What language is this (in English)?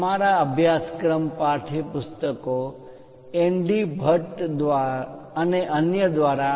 Gujarati